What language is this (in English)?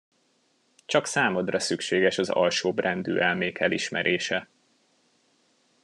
Hungarian